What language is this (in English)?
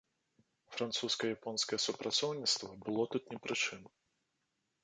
Belarusian